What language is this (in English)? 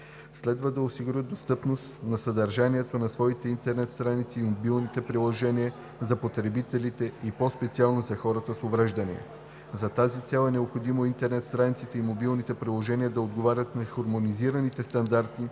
Bulgarian